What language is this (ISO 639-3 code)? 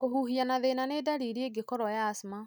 kik